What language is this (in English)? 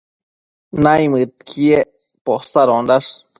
Matsés